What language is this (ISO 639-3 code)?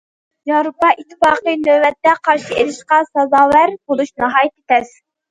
uig